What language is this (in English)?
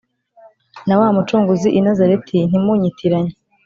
Kinyarwanda